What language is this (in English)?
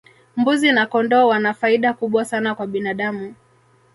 Swahili